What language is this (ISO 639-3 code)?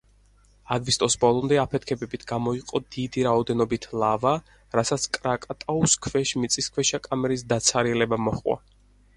kat